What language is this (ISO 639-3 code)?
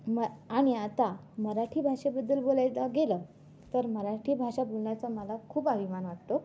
mar